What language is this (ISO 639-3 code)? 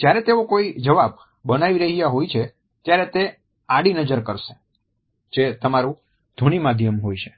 guj